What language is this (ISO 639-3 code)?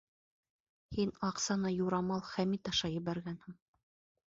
bak